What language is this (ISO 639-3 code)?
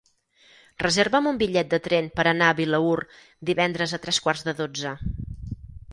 cat